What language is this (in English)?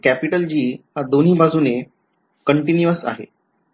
Marathi